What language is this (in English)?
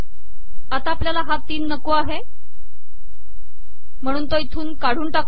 Marathi